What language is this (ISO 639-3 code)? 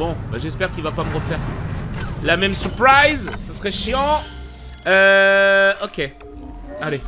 fra